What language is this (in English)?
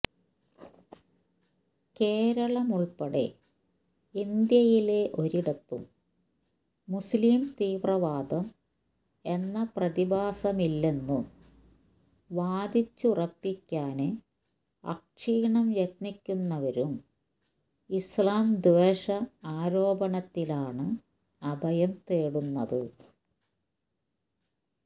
Malayalam